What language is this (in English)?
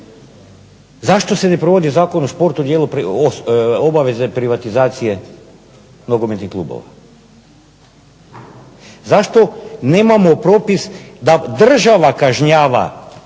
Croatian